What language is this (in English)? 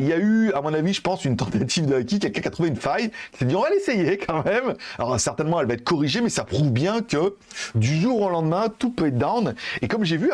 French